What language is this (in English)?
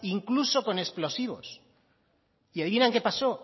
Spanish